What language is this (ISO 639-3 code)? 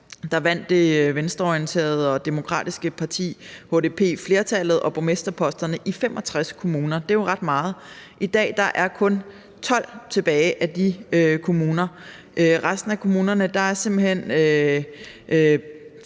dan